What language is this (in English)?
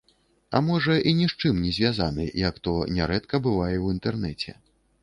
Belarusian